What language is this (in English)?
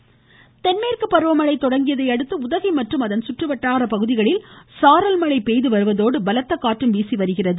Tamil